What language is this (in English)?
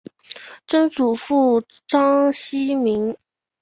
Chinese